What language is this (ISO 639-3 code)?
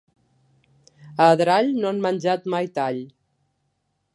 cat